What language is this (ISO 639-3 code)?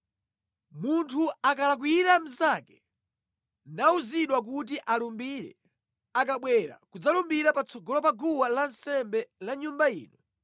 nya